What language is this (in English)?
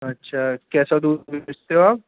Urdu